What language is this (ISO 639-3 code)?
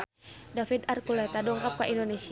sun